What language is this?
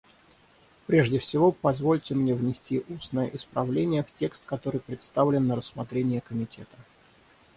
Russian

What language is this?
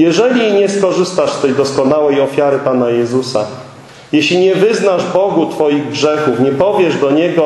Polish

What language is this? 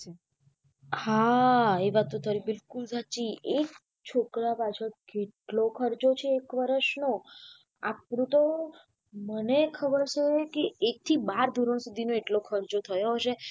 Gujarati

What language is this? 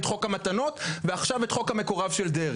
Hebrew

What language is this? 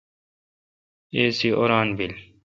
Kalkoti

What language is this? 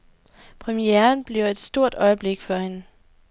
Danish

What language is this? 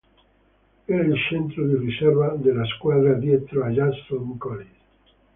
Italian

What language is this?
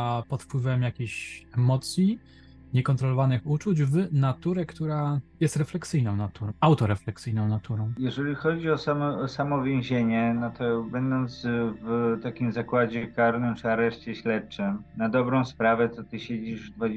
Polish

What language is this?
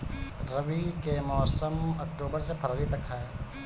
Bhojpuri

